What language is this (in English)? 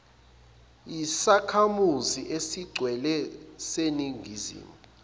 Zulu